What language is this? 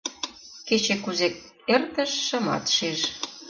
Mari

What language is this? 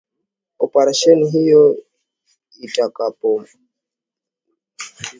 Swahili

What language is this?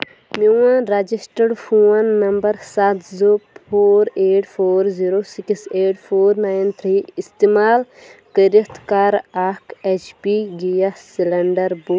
Kashmiri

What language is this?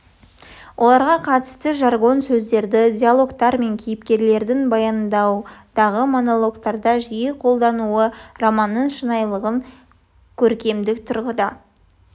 Kazakh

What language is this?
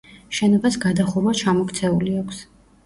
Georgian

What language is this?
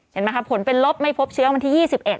Thai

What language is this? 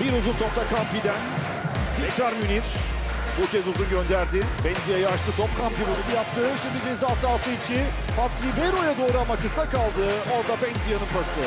Turkish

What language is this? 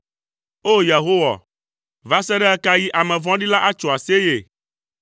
Ewe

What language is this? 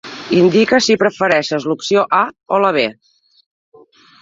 Catalan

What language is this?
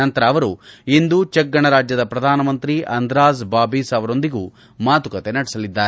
Kannada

